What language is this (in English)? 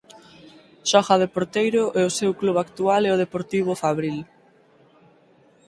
Galician